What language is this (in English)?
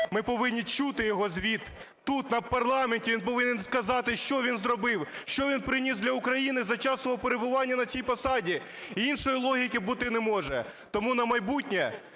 Ukrainian